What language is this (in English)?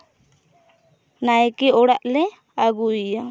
Santali